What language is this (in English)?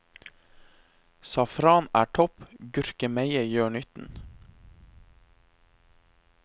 Norwegian